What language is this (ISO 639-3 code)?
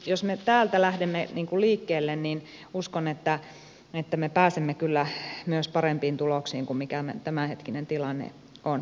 fin